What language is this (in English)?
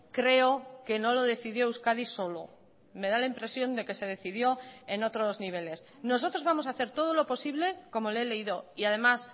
Spanish